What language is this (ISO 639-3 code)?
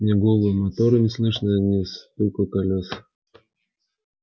rus